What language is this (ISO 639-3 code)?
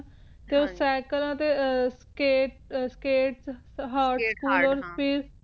pan